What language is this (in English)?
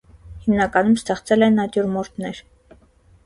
Armenian